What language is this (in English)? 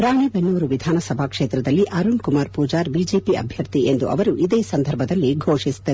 Kannada